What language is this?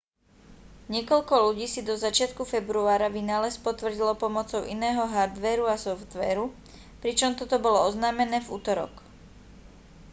Slovak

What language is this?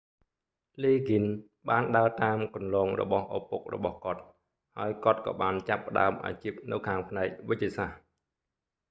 Khmer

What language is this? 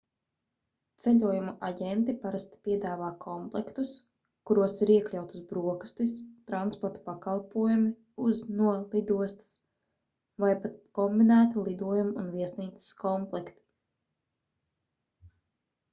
Latvian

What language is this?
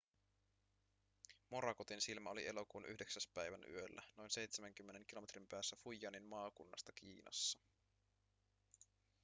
Finnish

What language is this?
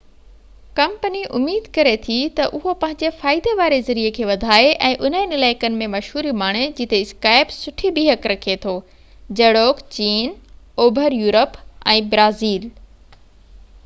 Sindhi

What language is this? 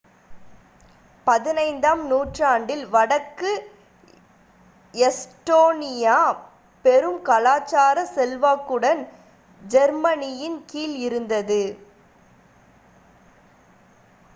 Tamil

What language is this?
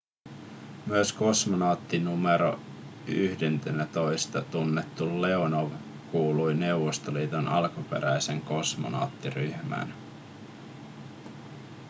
Finnish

